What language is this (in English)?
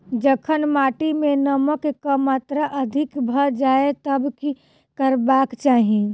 Maithili